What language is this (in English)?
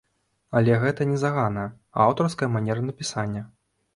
Belarusian